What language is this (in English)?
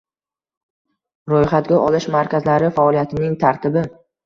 Uzbek